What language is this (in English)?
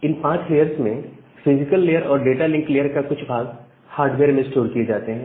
Hindi